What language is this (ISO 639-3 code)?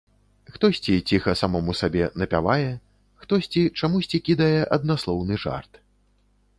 bel